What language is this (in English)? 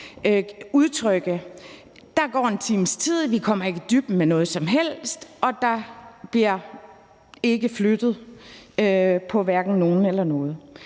Danish